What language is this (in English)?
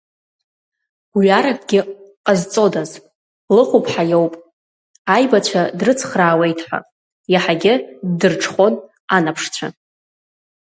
Abkhazian